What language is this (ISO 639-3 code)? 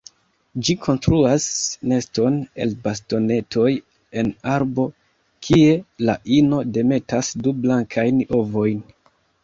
epo